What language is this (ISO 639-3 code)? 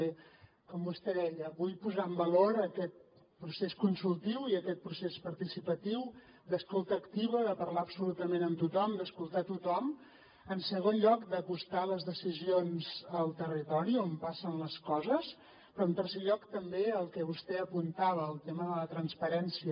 cat